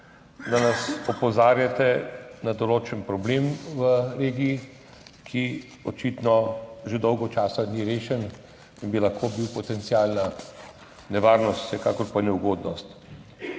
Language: Slovenian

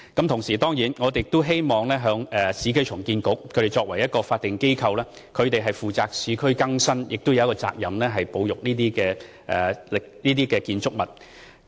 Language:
Cantonese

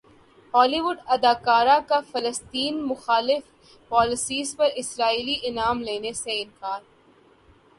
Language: Urdu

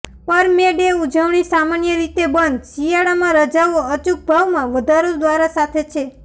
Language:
Gujarati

